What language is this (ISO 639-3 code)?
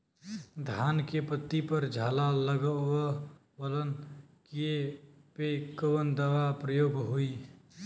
bho